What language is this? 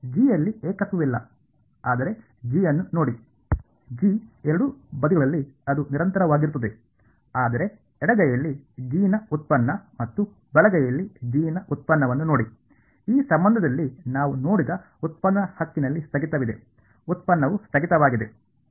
Kannada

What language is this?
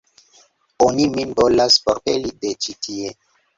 Esperanto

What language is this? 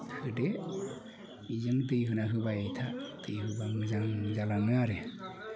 Bodo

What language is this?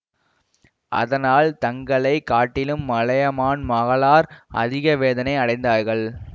Tamil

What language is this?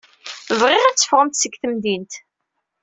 Kabyle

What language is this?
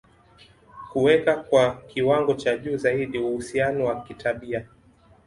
Swahili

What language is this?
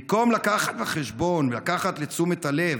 Hebrew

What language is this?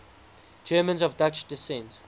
English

